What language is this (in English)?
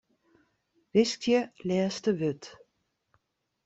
Western Frisian